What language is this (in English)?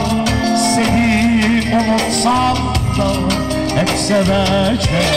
Turkish